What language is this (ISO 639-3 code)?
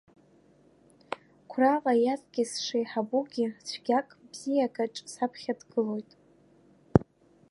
abk